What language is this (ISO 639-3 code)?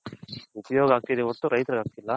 kan